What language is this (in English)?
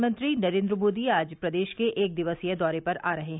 Hindi